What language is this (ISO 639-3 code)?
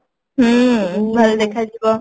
ori